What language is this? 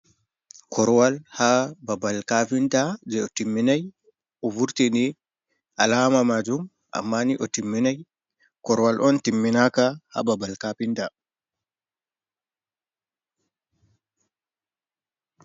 Fula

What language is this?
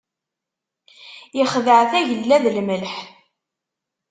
Kabyle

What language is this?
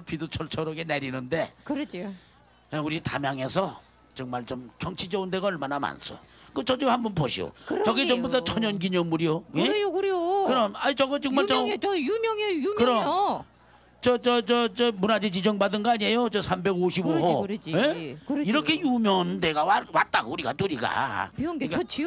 Korean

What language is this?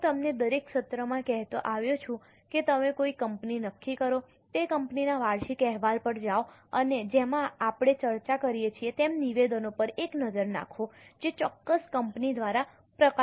Gujarati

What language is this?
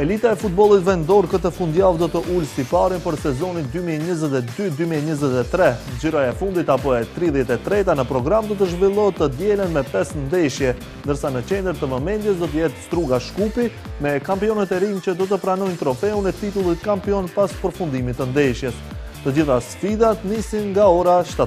Romanian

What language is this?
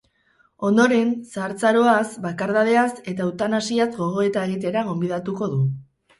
Basque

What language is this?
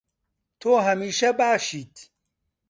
Central Kurdish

